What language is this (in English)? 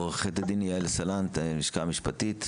Hebrew